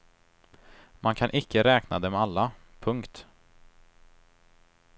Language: Swedish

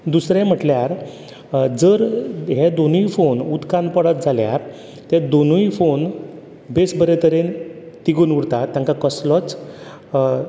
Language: Konkani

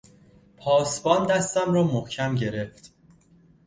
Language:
Persian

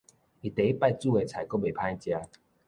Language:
Min Nan Chinese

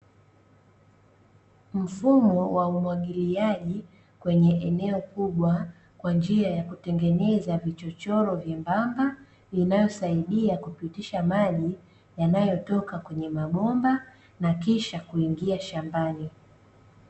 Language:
Swahili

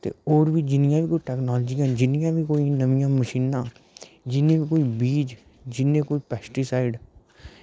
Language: Dogri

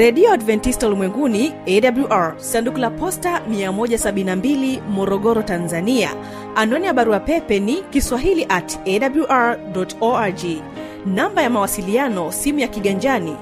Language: Swahili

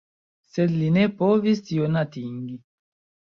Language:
Esperanto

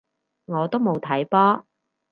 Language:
Cantonese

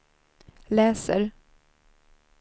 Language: Swedish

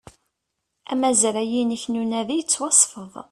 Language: Kabyle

